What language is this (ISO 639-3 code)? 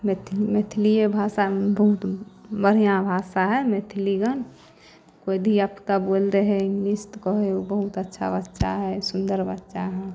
mai